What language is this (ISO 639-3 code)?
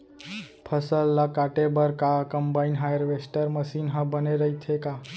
hne